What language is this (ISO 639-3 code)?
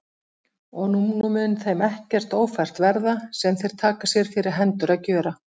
isl